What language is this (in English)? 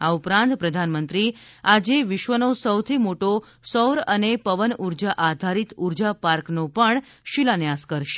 Gujarati